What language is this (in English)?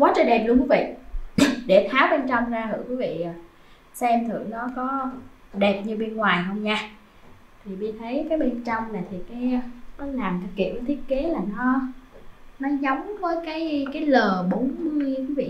Vietnamese